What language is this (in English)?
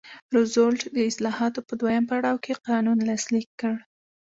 Pashto